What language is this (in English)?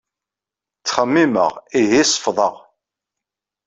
Kabyle